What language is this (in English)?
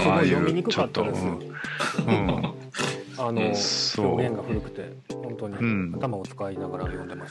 Japanese